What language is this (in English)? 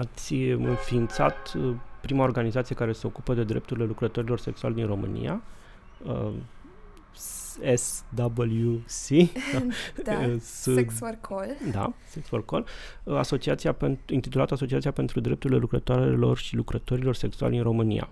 Romanian